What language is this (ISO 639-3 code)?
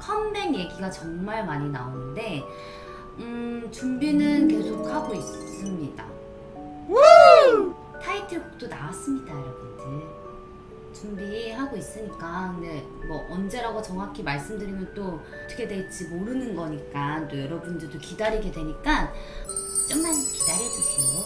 kor